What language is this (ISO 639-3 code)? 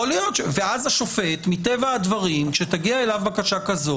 heb